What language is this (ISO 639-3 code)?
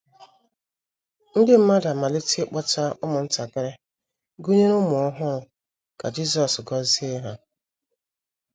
ibo